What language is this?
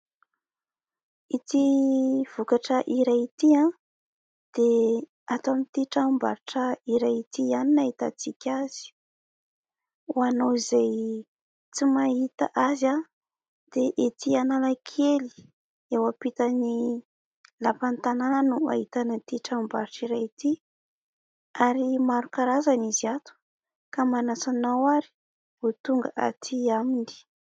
Malagasy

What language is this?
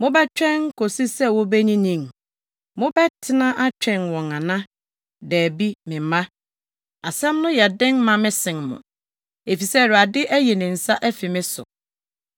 Akan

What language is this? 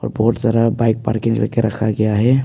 Hindi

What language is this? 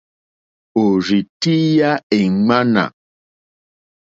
Mokpwe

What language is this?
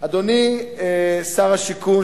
Hebrew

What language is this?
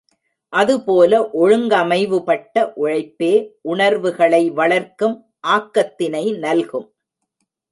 Tamil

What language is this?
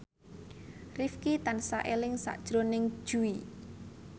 Javanese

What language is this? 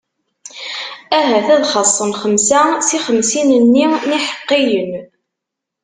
Kabyle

